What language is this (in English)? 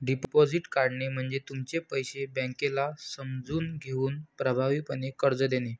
Marathi